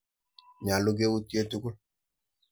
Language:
Kalenjin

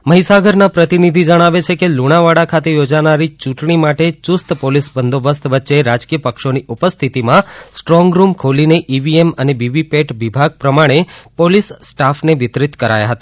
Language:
Gujarati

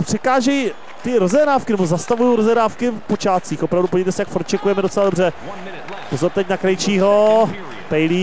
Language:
Czech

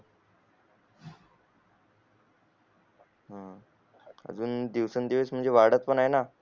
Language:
Marathi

